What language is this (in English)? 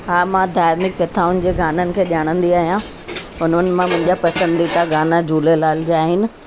Sindhi